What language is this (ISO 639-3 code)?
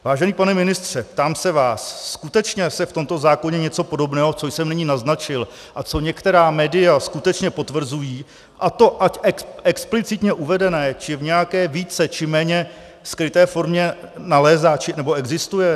ces